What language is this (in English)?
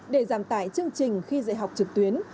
Vietnamese